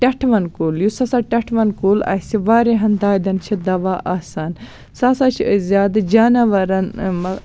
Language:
Kashmiri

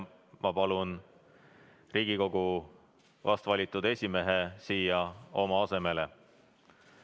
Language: Estonian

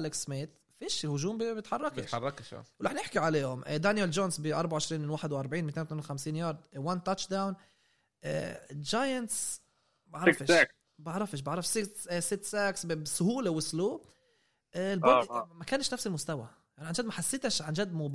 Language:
Arabic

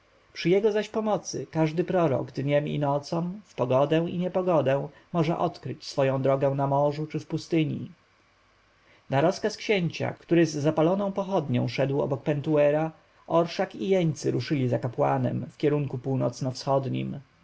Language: Polish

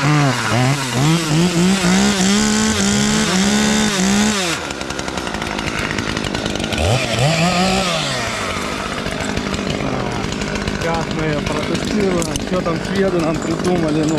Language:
Russian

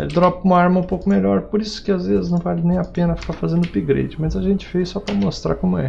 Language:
Portuguese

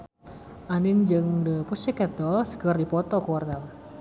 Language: Sundanese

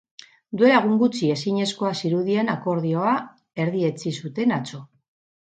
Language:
Basque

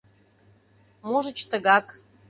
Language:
Mari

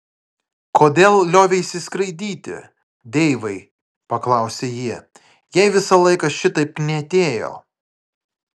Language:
Lithuanian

